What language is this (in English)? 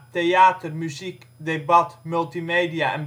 Dutch